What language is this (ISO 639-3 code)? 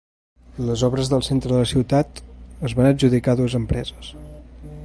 cat